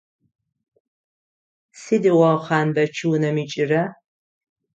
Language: Adyghe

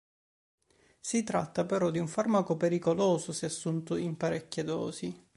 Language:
Italian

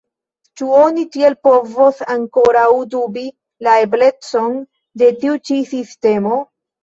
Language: Esperanto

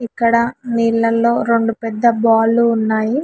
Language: Telugu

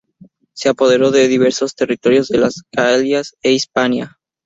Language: Spanish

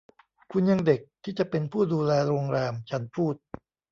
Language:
Thai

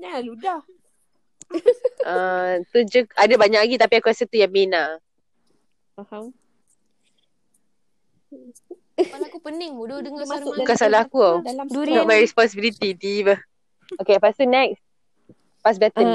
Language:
Malay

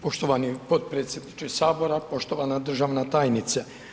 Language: Croatian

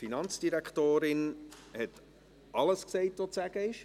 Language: Swiss German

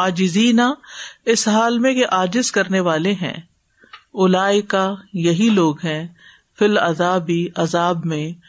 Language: Urdu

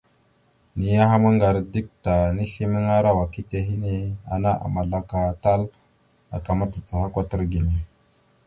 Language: Mada (Cameroon)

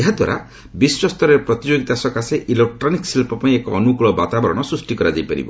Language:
Odia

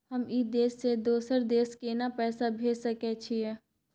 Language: Maithili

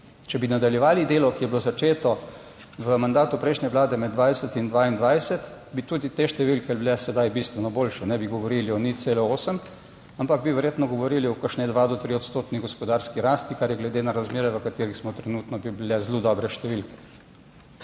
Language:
Slovenian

